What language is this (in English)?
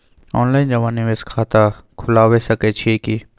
Maithili